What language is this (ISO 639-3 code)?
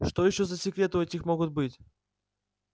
rus